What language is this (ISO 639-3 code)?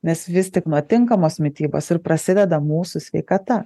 lit